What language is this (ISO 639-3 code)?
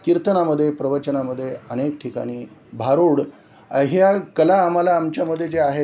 mar